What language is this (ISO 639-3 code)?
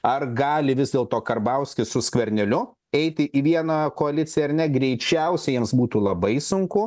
lit